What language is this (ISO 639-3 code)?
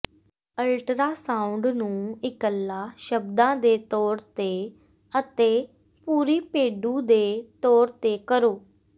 pan